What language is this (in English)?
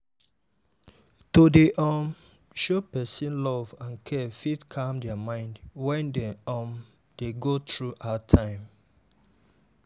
Nigerian Pidgin